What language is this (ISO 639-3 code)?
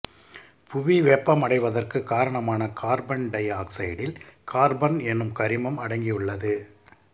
tam